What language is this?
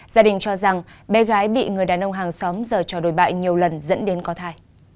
Vietnamese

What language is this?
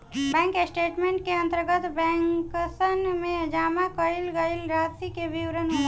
Bhojpuri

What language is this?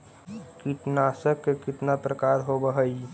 Magahi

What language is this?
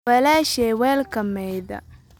Somali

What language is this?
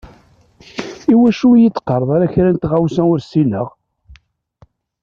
Kabyle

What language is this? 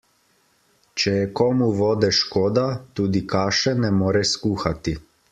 Slovenian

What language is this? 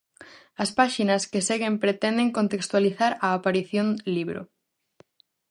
Galician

